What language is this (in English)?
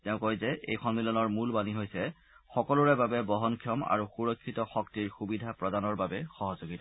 Assamese